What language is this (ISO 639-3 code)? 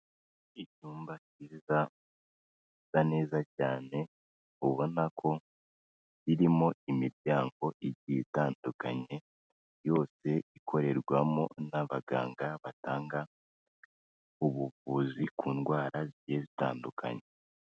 kin